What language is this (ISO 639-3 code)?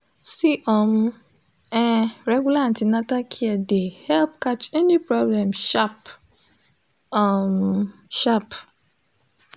pcm